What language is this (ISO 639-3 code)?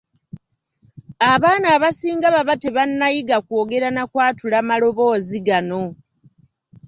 lug